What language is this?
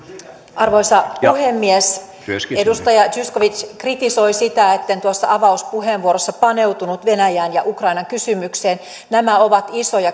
Finnish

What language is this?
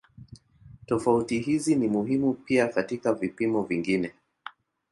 Swahili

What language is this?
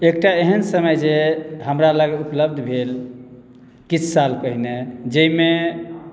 Maithili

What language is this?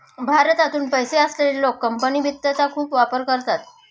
Marathi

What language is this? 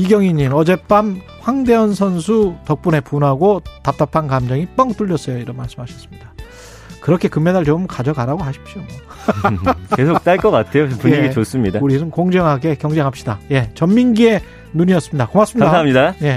Korean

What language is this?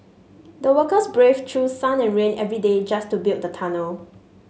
English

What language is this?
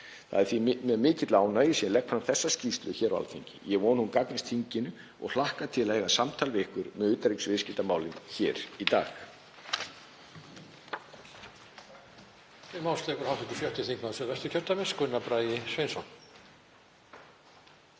Icelandic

